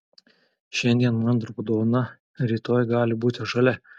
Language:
Lithuanian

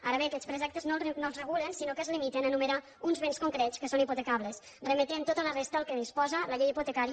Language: Catalan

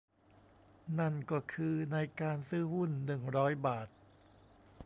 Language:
Thai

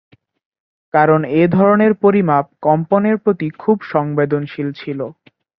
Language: Bangla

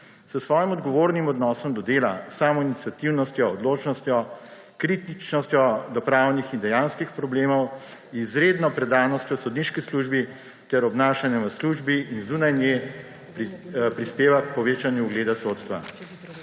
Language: Slovenian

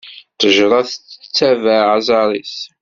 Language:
Kabyle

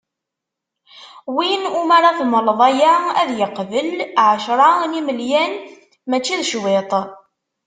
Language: Kabyle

